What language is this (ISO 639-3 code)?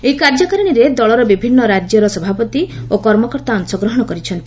ori